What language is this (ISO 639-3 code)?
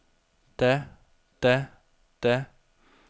dan